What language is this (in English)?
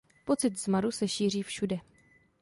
Czech